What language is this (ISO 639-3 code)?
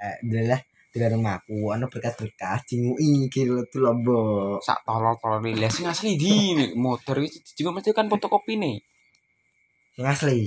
ind